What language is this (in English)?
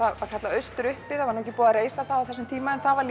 Icelandic